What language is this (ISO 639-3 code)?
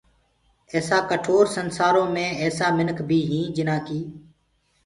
ggg